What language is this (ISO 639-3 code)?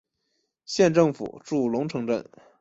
zho